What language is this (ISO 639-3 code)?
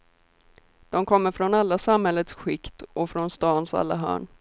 swe